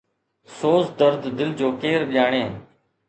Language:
Sindhi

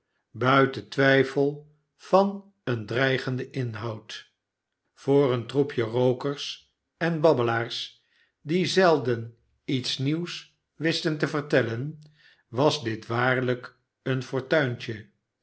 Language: Dutch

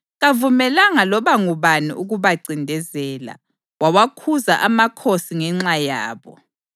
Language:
North Ndebele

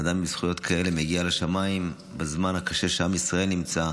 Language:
Hebrew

